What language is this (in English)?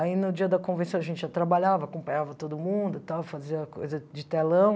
Portuguese